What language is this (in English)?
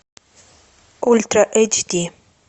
Russian